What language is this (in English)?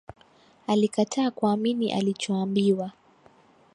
Swahili